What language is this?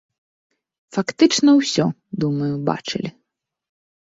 Belarusian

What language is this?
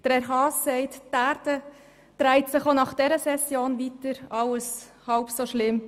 Swiss German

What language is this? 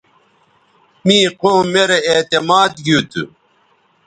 Bateri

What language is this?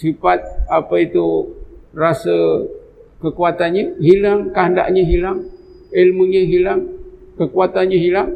Malay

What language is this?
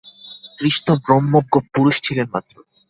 Bangla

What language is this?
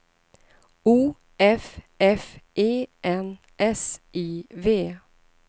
Swedish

